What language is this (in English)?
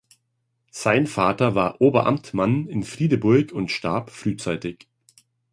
German